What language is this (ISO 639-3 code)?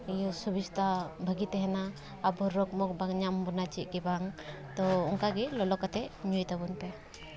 sat